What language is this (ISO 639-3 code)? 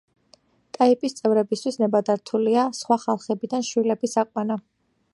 kat